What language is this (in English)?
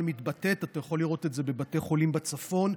Hebrew